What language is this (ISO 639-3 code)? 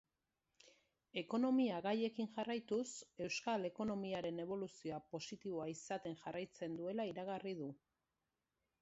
eus